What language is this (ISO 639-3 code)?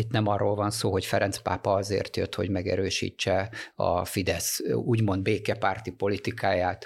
hun